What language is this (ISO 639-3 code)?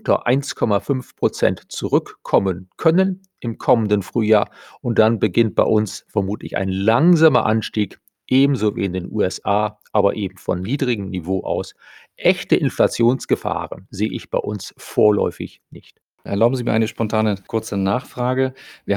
deu